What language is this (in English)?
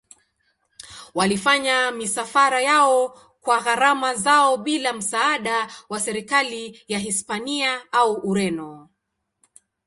Swahili